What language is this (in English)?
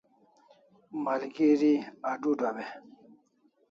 Kalasha